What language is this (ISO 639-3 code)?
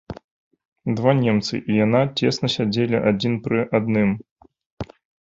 bel